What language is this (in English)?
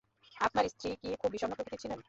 Bangla